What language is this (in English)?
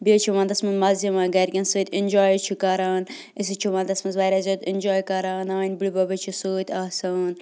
Kashmiri